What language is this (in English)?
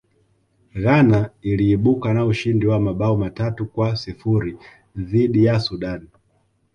Swahili